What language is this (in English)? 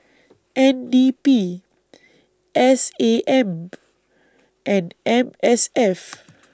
English